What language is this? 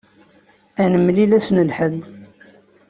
Kabyle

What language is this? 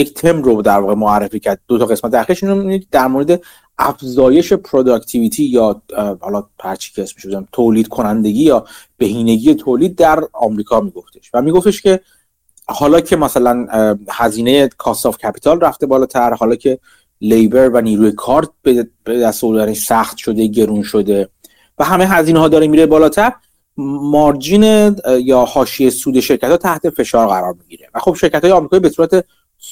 Persian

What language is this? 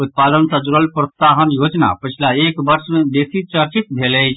Maithili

